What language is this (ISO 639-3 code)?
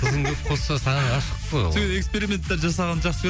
kaz